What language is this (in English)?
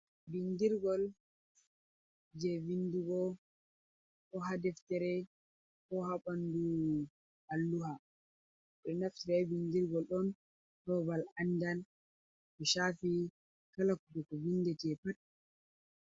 Fula